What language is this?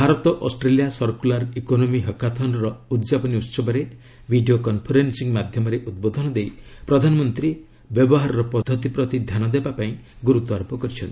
Odia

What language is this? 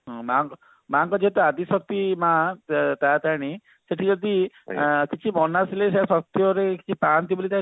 Odia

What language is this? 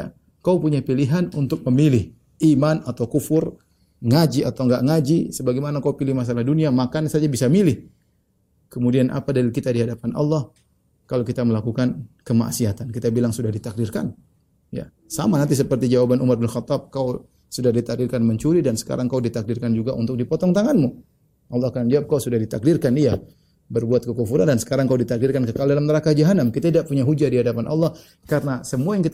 Indonesian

